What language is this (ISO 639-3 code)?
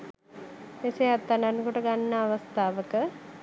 sin